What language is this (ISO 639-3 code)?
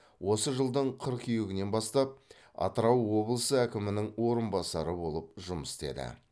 kaz